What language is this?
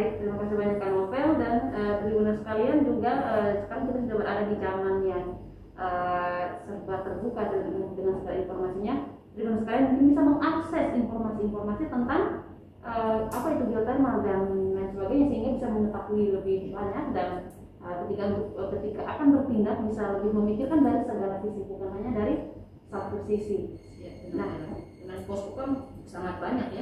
Indonesian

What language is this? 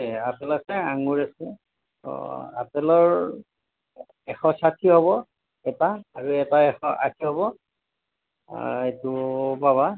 Assamese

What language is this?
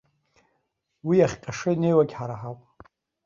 Abkhazian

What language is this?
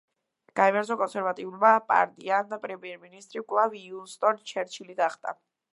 Georgian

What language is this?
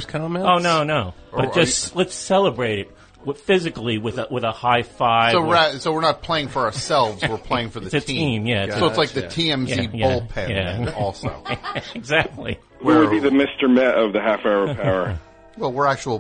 English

